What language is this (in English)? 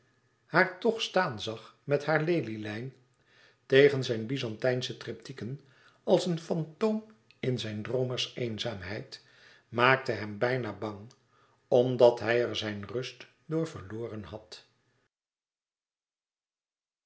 Dutch